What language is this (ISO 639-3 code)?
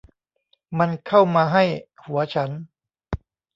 tha